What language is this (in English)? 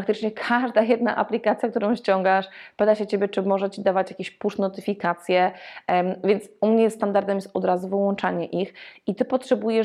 Polish